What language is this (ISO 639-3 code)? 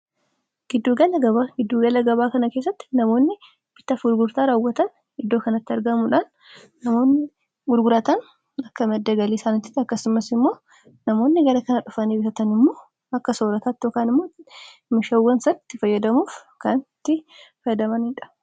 orm